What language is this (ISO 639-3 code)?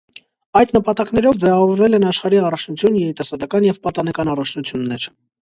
hye